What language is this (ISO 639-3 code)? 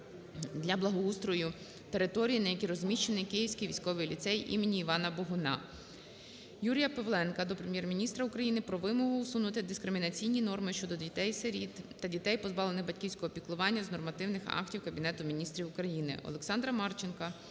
ukr